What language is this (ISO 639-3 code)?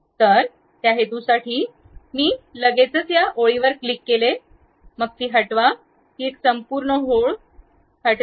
mar